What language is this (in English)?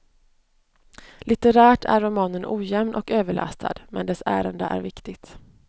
Swedish